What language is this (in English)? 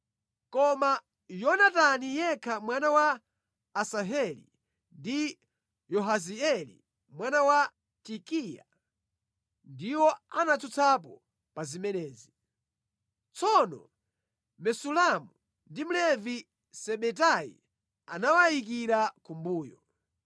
Nyanja